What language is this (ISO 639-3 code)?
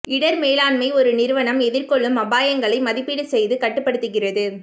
tam